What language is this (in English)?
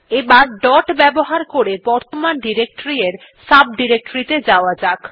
Bangla